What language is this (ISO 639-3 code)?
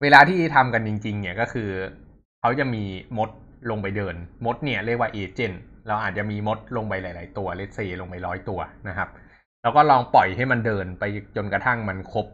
tha